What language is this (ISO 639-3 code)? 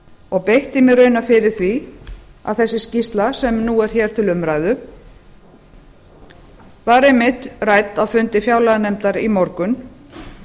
isl